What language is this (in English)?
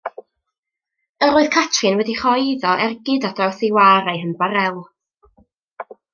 Welsh